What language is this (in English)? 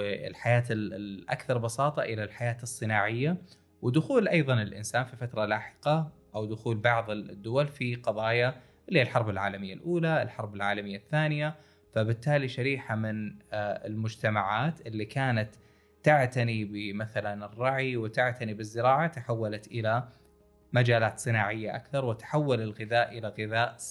Arabic